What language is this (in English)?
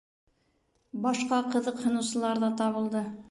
Bashkir